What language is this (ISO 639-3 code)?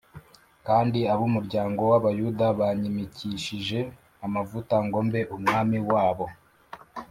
kin